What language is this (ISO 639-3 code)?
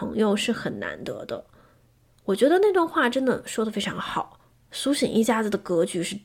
zho